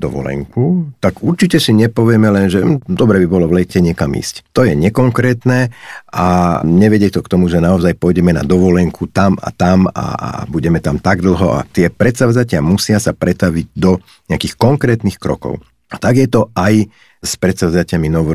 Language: Slovak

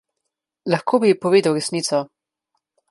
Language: Slovenian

